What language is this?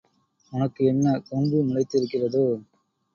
Tamil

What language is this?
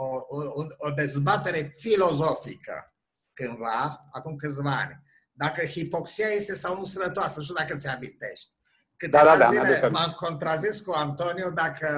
Romanian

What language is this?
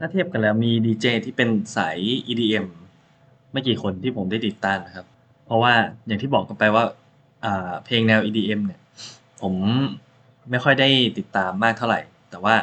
Thai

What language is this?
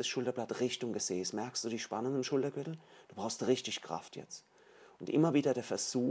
German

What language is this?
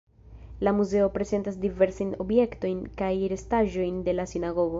Esperanto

